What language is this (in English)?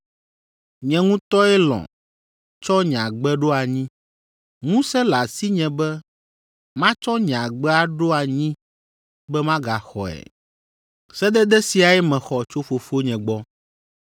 Ewe